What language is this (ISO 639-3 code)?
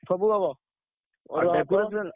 ori